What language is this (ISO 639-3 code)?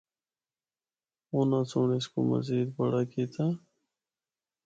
hno